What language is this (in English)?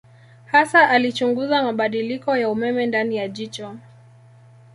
Swahili